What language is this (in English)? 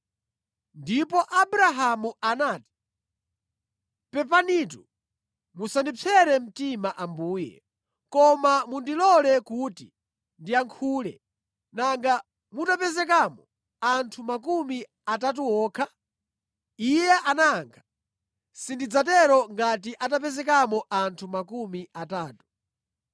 Nyanja